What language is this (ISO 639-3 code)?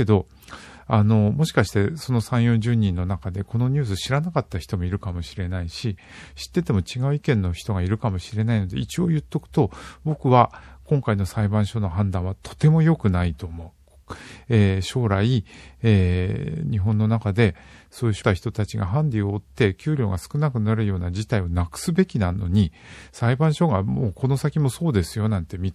jpn